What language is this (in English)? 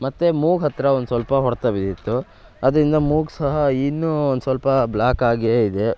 Kannada